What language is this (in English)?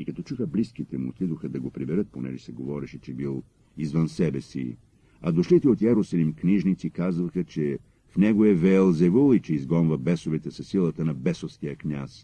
Bulgarian